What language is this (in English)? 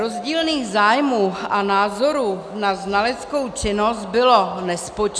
Czech